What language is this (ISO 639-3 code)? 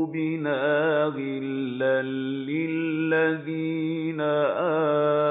ara